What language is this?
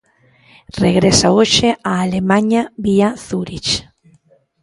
Galician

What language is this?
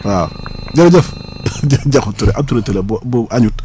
Wolof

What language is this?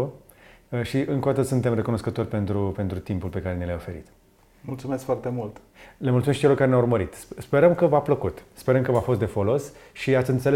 Romanian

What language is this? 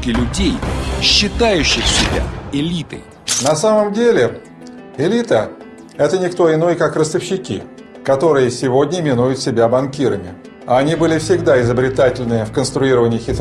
Russian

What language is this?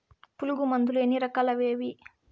Telugu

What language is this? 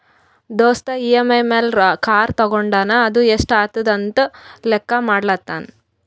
Kannada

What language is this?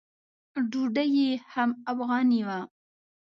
Pashto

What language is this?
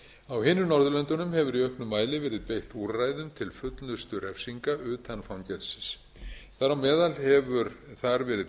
Icelandic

